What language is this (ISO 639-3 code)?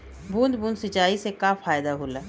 bho